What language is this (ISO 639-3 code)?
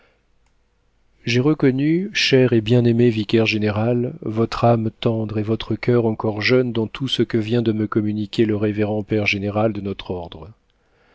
fra